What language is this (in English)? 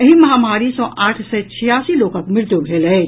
Maithili